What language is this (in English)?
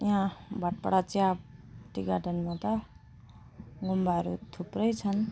Nepali